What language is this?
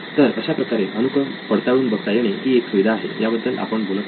Marathi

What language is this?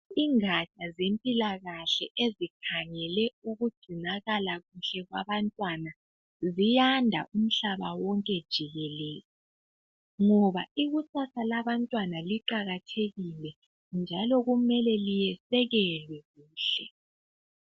North Ndebele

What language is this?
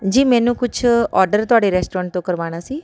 Punjabi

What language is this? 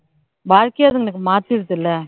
Tamil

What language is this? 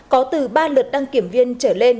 Vietnamese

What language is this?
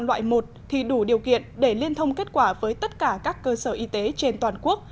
Vietnamese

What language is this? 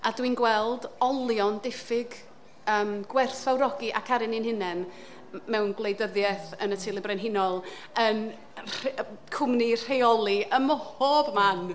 Welsh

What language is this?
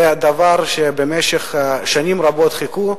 Hebrew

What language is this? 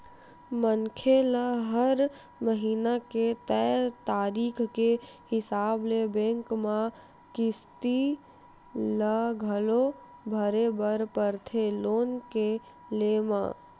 Chhattisgarhi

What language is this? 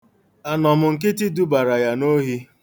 Igbo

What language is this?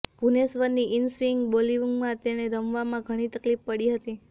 Gujarati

